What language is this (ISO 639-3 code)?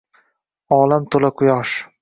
uzb